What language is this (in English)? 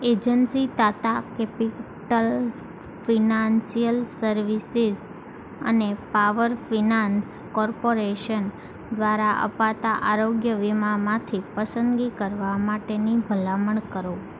Gujarati